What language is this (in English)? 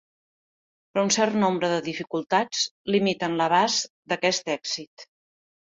Catalan